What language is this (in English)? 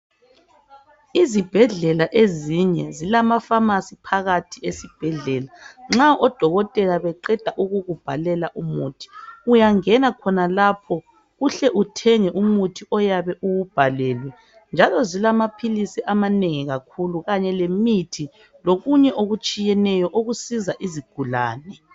North Ndebele